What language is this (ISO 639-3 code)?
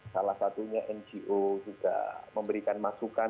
ind